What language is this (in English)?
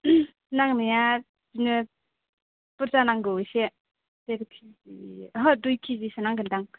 Bodo